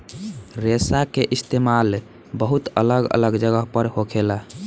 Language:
Bhojpuri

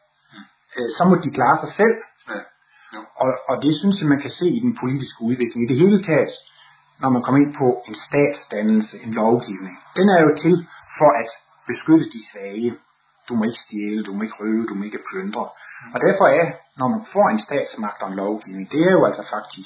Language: Danish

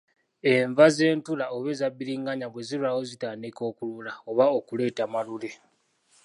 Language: Ganda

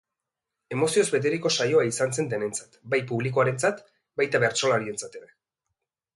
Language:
Basque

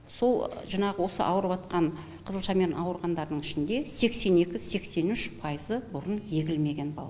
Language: Kazakh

